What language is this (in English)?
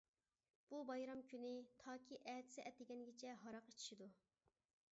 Uyghur